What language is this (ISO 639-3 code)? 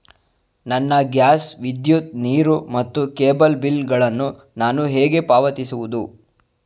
kan